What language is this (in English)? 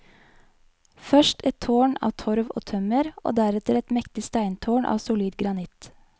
Norwegian